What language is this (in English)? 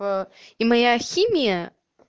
Russian